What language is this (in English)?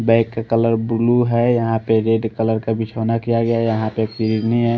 Hindi